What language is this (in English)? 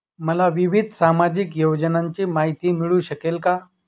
Marathi